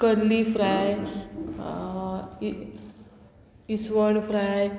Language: Konkani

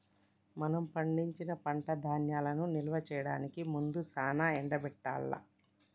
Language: Telugu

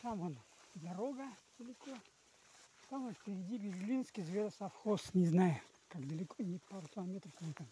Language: Russian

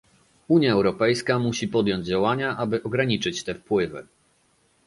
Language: Polish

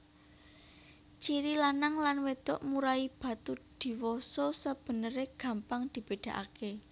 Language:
Javanese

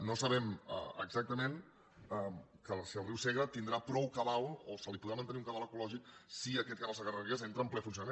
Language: Catalan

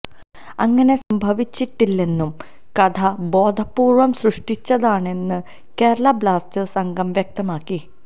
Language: Malayalam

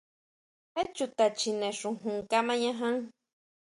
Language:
Huautla Mazatec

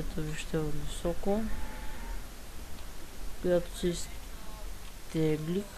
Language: Bulgarian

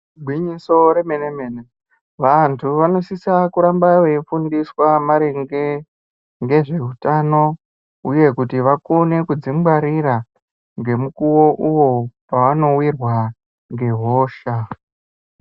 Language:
Ndau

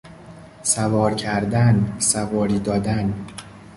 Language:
Persian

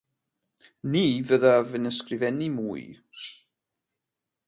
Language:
Welsh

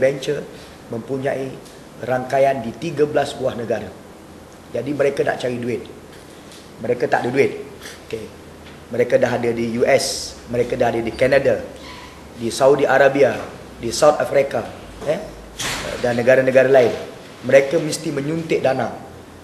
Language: Malay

